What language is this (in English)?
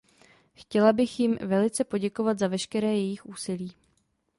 Czech